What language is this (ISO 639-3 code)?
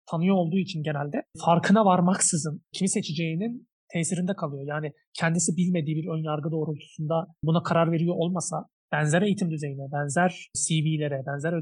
tur